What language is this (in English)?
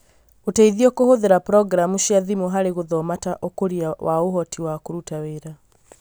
Kikuyu